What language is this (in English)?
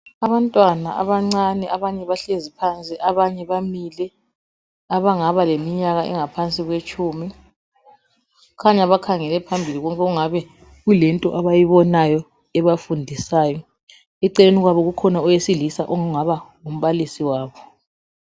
North Ndebele